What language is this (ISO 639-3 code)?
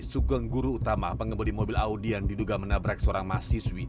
ind